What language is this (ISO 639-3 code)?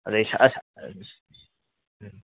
mni